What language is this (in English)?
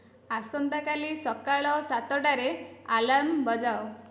Odia